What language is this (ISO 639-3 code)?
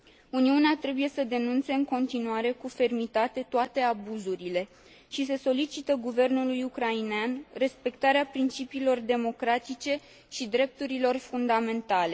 ron